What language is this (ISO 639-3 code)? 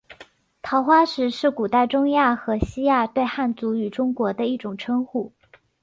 zho